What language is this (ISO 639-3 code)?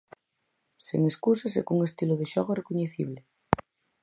glg